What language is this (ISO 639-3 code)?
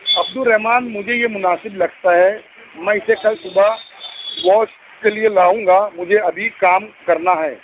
urd